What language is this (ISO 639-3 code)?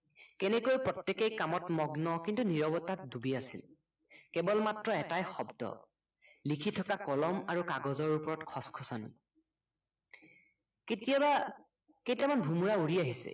asm